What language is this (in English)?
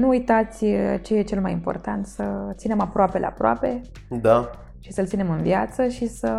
Romanian